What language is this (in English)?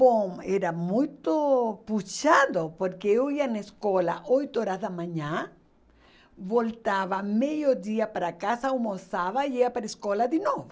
Portuguese